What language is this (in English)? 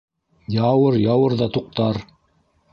Bashkir